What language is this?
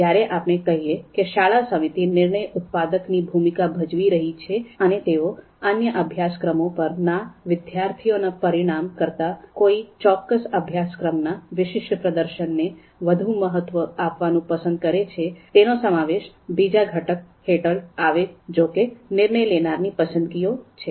Gujarati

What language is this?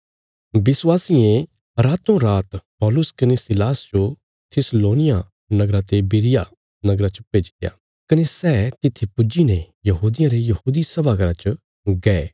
Bilaspuri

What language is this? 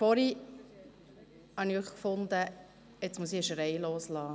Swiss German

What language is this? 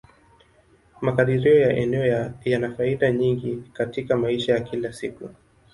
Swahili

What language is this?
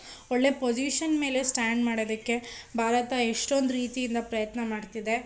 Kannada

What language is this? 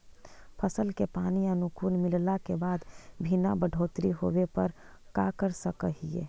Magahi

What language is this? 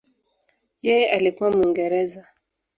Swahili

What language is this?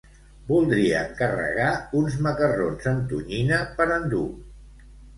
Catalan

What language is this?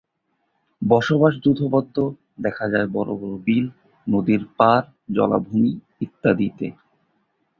Bangla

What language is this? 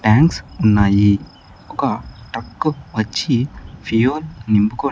Telugu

